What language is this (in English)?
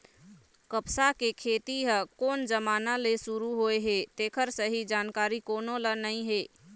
Chhattisgarhi